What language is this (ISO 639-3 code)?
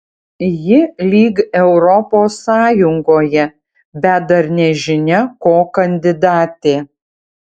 lit